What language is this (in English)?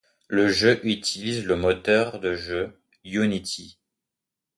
French